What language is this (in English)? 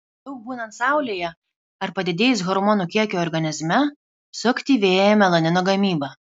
Lithuanian